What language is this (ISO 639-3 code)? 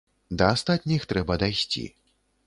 bel